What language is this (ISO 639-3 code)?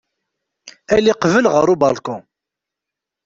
kab